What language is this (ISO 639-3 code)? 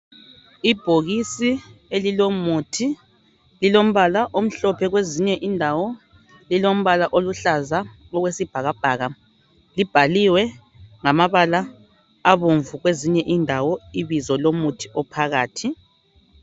nde